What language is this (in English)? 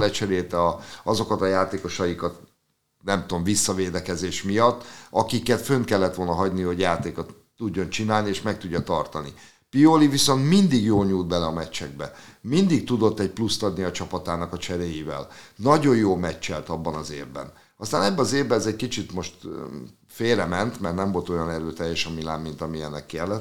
Hungarian